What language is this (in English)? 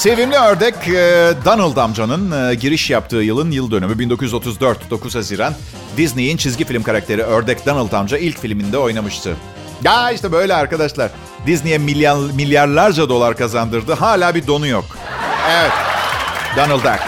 Turkish